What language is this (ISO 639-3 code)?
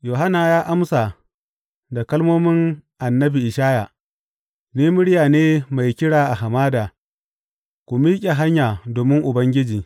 hau